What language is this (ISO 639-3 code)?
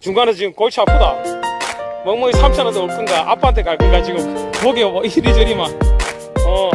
kor